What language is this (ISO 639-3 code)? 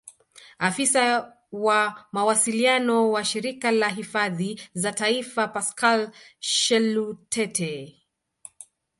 swa